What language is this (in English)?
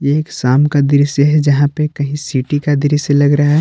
Hindi